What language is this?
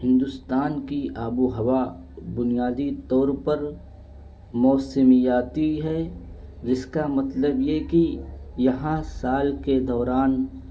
Urdu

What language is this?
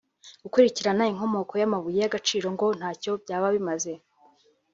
Kinyarwanda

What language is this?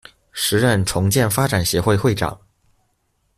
Chinese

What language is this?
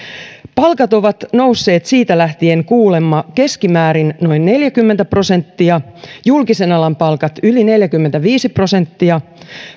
Finnish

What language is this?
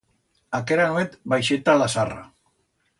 Aragonese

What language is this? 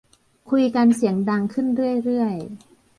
Thai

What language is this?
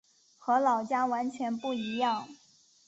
Chinese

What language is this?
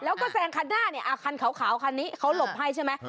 Thai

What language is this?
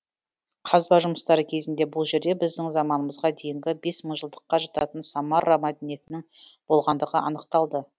Kazakh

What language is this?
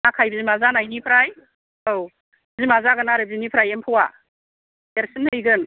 Bodo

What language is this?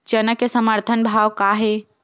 Chhattisgarhi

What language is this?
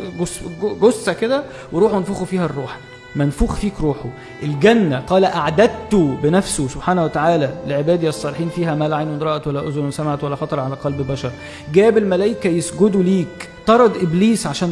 Arabic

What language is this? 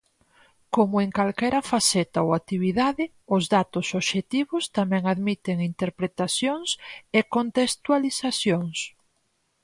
Galician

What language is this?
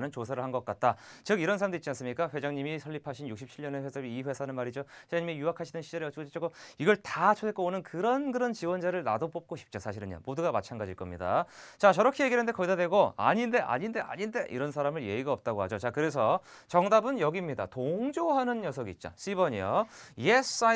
Korean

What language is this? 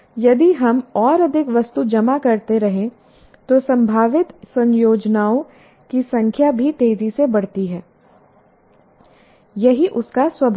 Hindi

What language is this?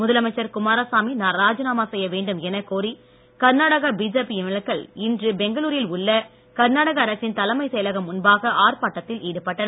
Tamil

